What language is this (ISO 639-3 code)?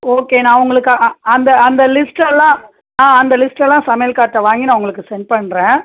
tam